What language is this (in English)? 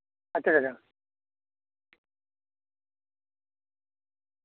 Santali